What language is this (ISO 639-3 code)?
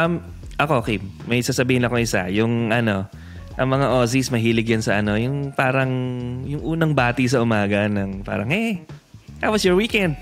fil